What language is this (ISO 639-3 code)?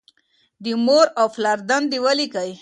pus